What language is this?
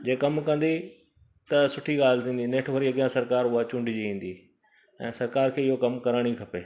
Sindhi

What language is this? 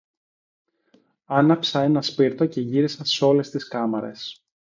Greek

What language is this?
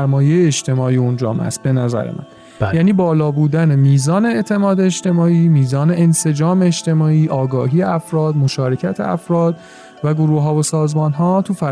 Persian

